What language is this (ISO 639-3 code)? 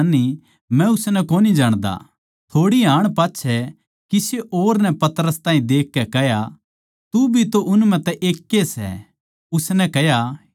bgc